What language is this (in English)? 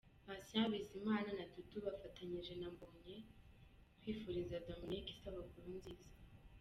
Kinyarwanda